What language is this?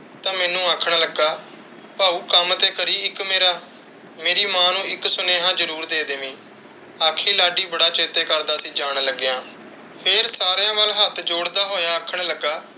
Punjabi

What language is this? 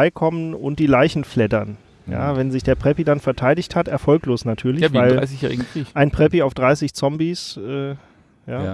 German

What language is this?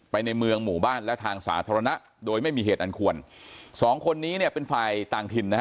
Thai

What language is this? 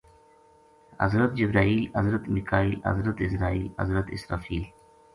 Gujari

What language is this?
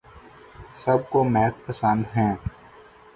Urdu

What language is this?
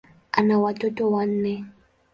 Swahili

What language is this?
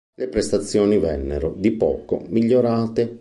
Italian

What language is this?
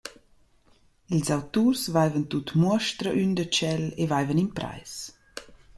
Romansh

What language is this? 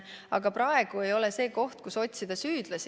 Estonian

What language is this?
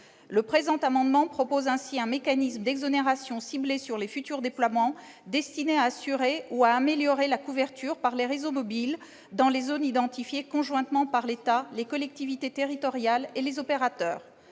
French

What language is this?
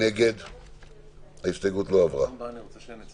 Hebrew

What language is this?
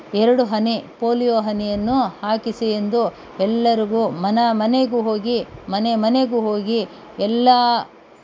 Kannada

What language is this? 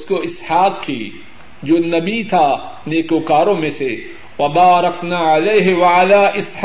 Urdu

